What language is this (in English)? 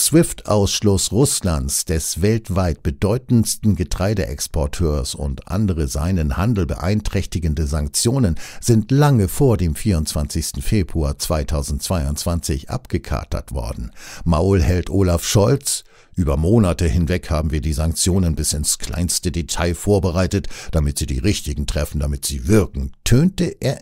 German